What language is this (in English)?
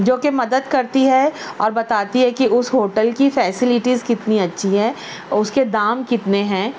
Urdu